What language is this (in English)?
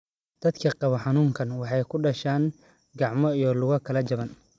Somali